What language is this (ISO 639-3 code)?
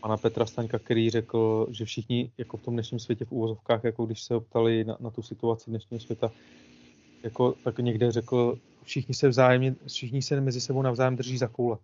ces